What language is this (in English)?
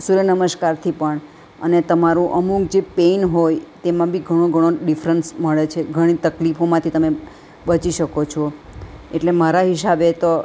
Gujarati